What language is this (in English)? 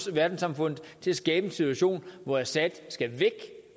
Danish